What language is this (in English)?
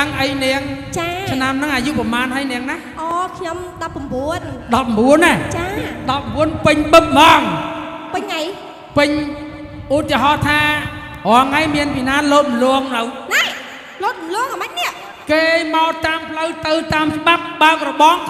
Indonesian